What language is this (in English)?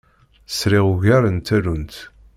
Kabyle